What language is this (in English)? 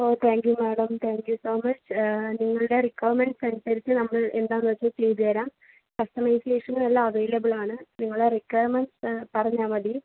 Malayalam